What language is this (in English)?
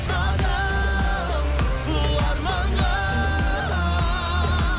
Kazakh